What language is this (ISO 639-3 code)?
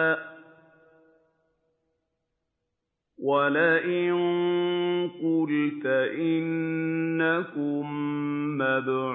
ara